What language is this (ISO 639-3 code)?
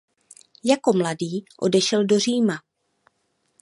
ces